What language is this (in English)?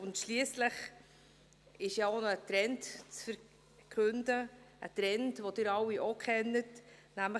Swiss German